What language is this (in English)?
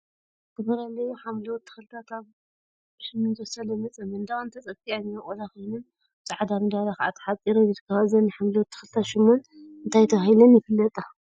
Tigrinya